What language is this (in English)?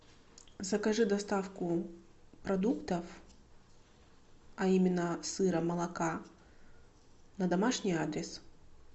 Russian